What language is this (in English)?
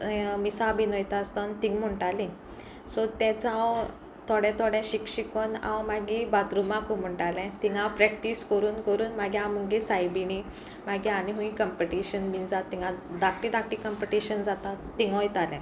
Konkani